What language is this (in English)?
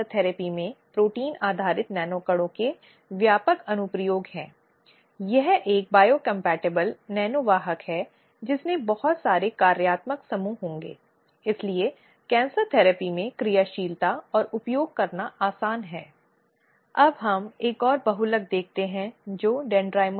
Hindi